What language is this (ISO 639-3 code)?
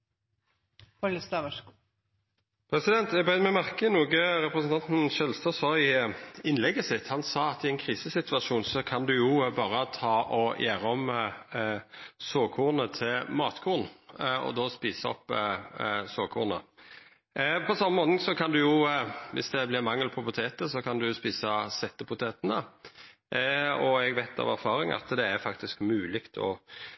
nno